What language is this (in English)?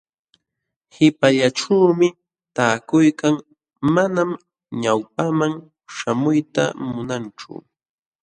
Jauja Wanca Quechua